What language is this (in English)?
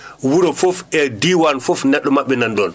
Fula